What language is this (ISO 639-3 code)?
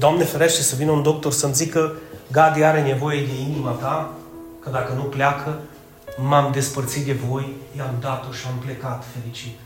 ron